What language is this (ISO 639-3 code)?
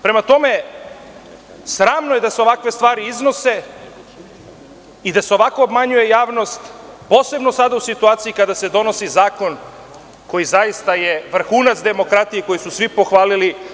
srp